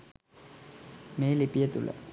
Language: Sinhala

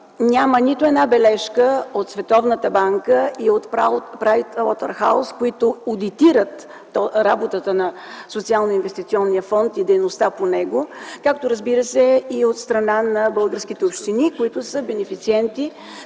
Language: Bulgarian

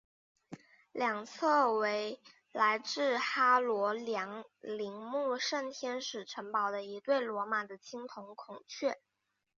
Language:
Chinese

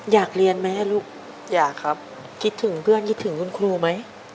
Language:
Thai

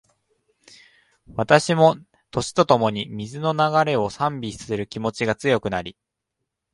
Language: Japanese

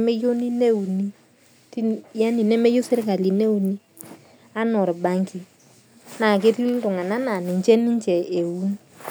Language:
Masai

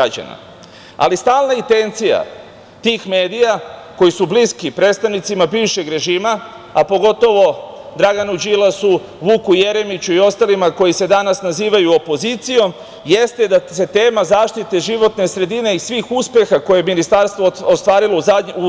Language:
Serbian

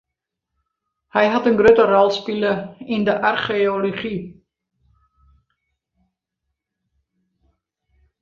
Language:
Western Frisian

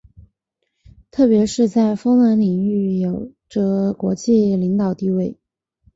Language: Chinese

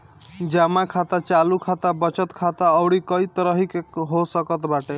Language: Bhojpuri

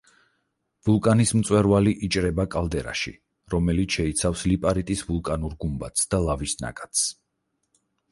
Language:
Georgian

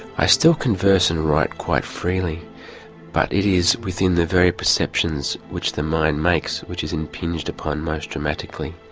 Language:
English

